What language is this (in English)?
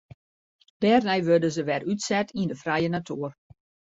Western Frisian